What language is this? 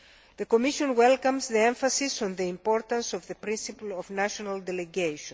English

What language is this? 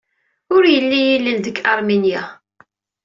Kabyle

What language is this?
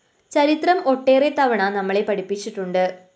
Malayalam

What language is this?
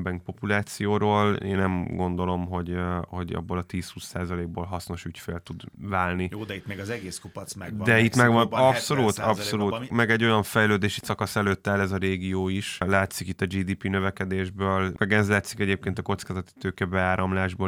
Hungarian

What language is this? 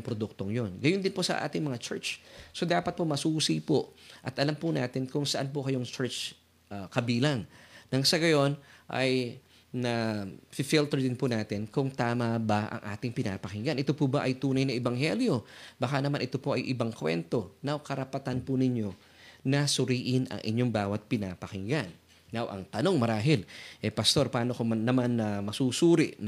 Filipino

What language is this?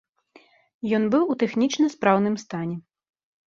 Belarusian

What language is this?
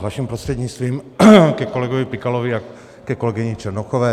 Czech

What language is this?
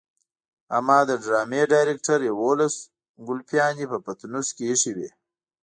Pashto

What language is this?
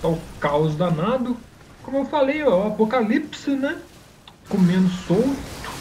Portuguese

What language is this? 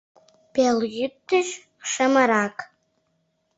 Mari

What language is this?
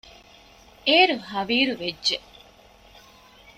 Divehi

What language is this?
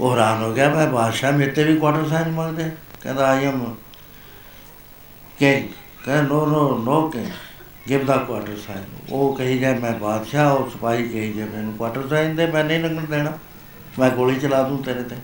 Punjabi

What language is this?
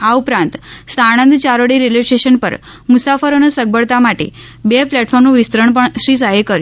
Gujarati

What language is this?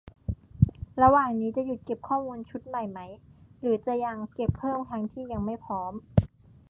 Thai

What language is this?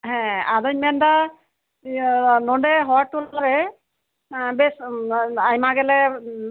Santali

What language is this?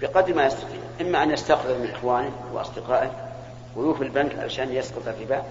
Arabic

